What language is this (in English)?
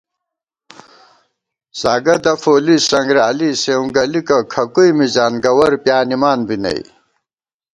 Gawar-Bati